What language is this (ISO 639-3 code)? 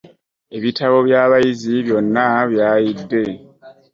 lug